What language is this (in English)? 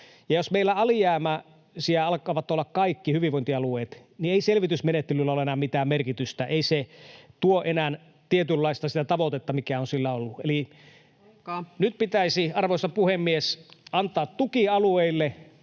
Finnish